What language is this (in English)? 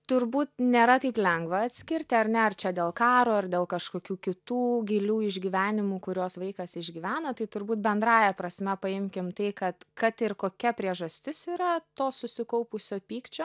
Lithuanian